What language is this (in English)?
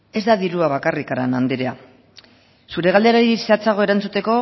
Basque